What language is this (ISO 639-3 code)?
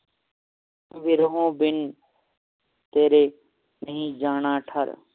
pan